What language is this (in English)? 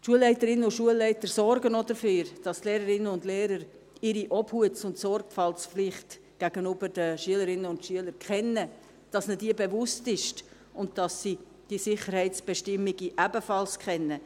Swiss German